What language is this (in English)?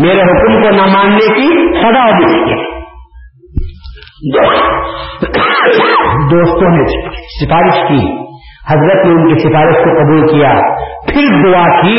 Urdu